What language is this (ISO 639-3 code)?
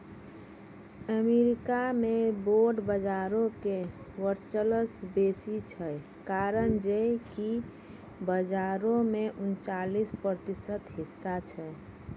mai